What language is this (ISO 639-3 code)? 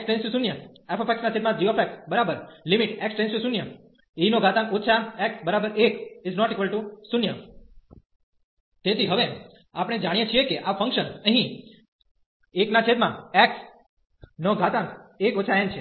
guj